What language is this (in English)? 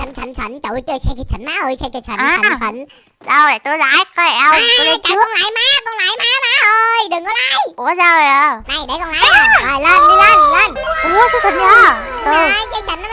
Vietnamese